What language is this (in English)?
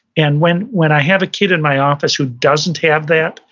English